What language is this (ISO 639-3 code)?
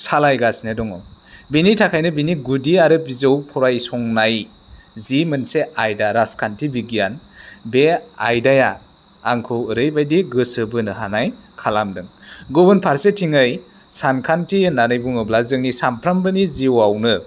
brx